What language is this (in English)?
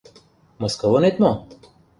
Mari